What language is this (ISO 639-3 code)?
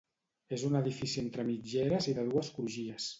cat